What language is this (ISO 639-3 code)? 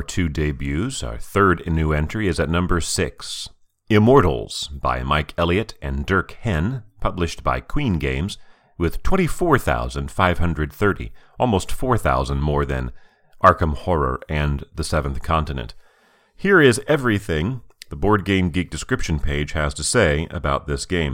eng